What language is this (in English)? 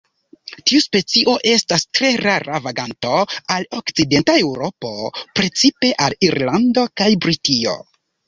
Esperanto